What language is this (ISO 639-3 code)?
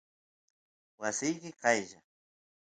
qus